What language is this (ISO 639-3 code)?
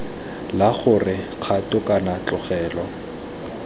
tsn